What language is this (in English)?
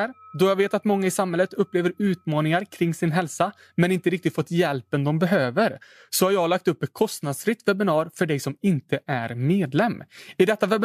Swedish